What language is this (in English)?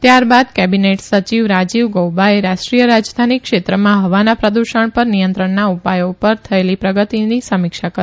Gujarati